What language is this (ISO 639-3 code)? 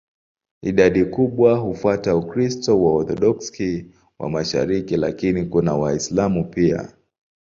swa